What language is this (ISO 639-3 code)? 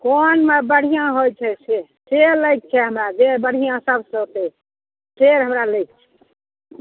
mai